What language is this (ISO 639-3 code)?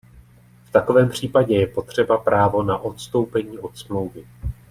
ces